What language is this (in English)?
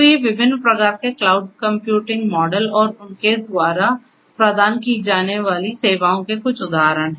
Hindi